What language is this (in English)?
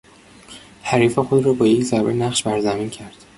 Persian